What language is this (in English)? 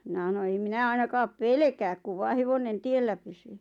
Finnish